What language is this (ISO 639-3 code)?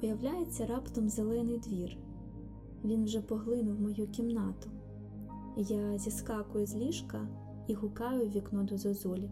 ukr